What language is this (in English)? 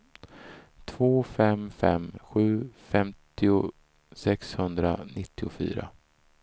Swedish